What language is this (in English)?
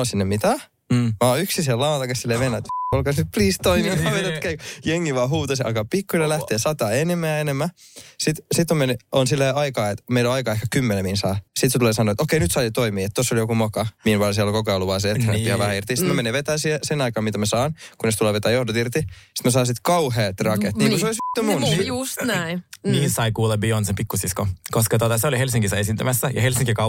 Finnish